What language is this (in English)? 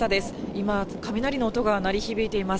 Japanese